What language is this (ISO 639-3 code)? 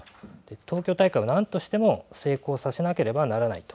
jpn